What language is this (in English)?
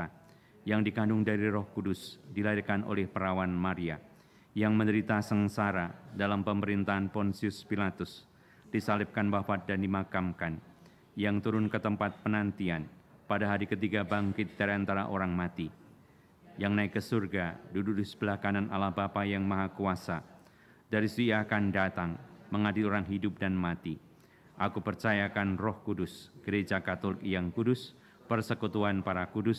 Indonesian